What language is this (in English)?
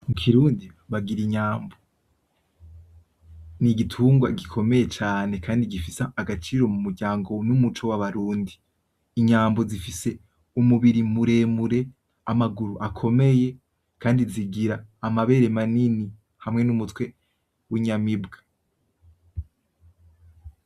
Rundi